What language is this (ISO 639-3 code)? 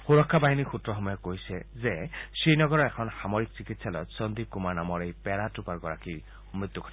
asm